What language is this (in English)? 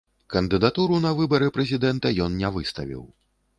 Belarusian